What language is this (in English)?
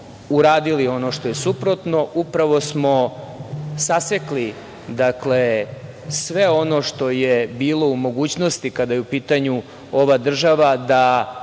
Serbian